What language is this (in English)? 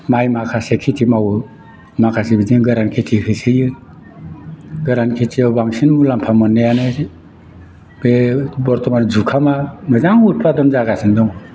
Bodo